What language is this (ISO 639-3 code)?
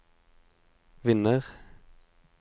nor